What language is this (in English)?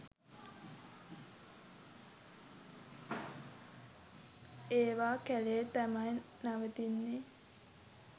Sinhala